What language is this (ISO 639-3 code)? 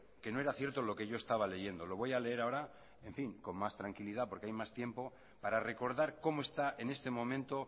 spa